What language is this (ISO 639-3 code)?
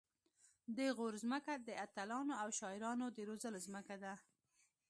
pus